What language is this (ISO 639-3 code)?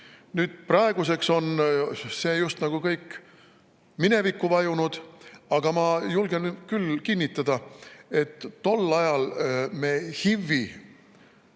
est